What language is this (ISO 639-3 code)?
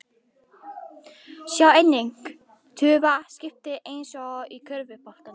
isl